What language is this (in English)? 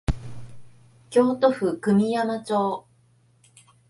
Japanese